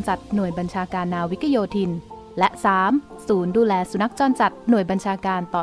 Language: Thai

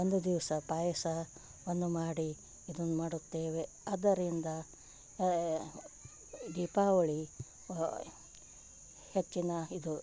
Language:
Kannada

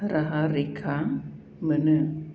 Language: Bodo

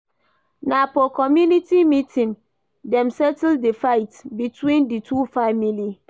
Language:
Nigerian Pidgin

